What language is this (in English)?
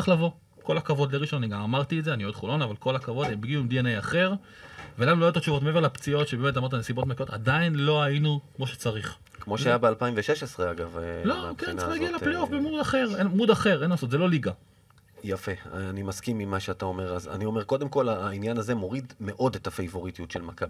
Hebrew